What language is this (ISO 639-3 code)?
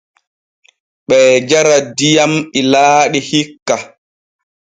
fue